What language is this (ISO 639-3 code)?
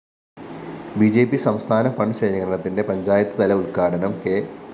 mal